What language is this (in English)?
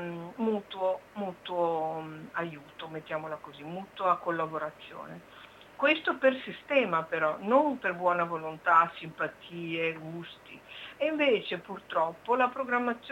Italian